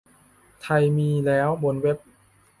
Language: Thai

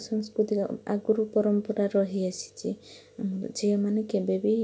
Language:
Odia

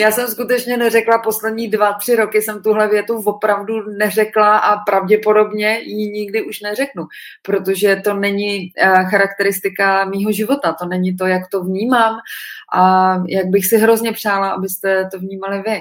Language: Czech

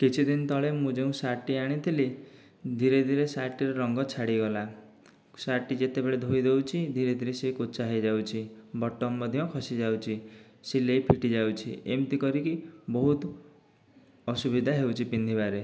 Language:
Odia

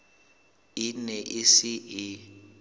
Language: Southern Sotho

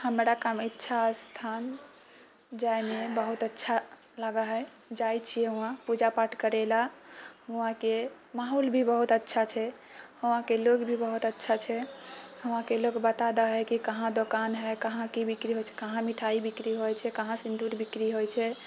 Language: Maithili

